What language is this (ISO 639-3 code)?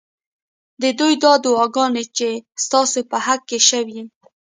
pus